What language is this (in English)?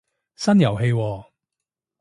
Cantonese